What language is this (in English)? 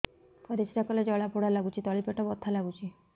Odia